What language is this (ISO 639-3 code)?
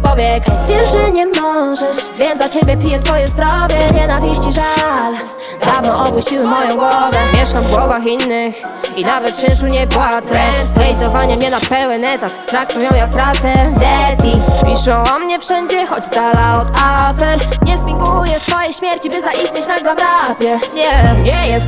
pol